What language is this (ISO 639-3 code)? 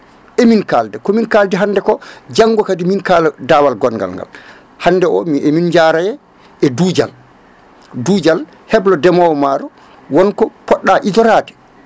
ful